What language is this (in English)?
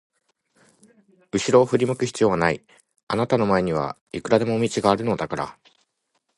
Japanese